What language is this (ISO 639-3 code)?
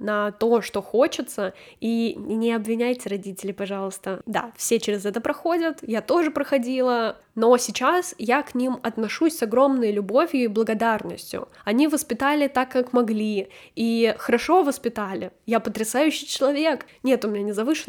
rus